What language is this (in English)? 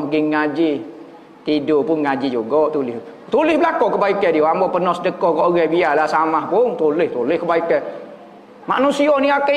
Malay